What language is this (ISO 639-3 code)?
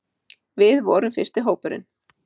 isl